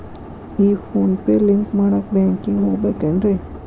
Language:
Kannada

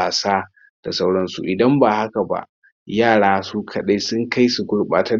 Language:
Hausa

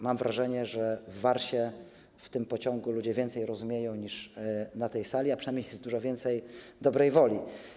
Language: Polish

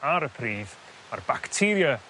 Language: Welsh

